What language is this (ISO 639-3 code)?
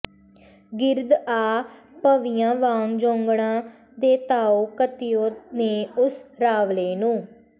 pan